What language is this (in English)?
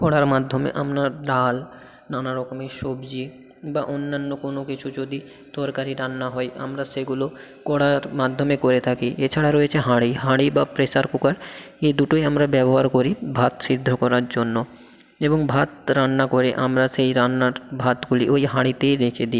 Bangla